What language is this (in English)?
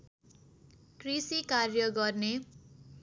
Nepali